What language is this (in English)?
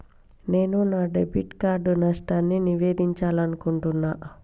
Telugu